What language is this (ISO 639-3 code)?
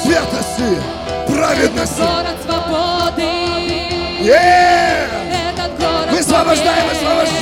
rus